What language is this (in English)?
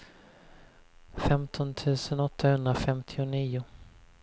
Swedish